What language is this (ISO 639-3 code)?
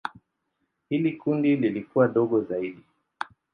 swa